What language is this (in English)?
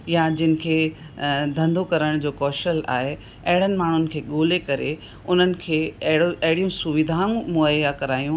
Sindhi